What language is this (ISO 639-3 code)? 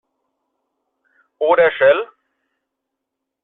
deu